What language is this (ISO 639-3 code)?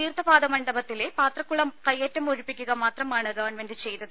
mal